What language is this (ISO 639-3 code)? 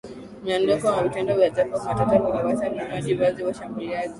swa